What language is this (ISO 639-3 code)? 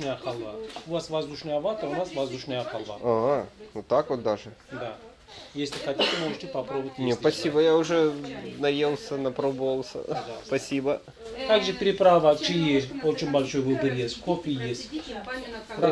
rus